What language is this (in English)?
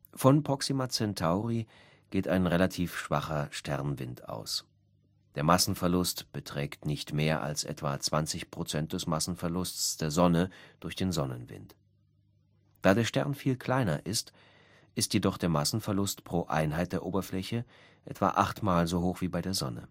German